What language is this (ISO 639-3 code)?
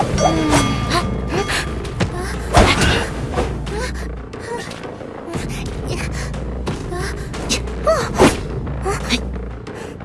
eng